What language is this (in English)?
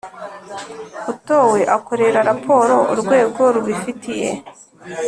Kinyarwanda